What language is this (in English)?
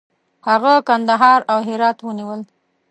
Pashto